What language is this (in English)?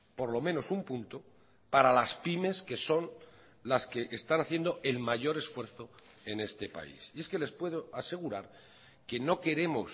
Spanish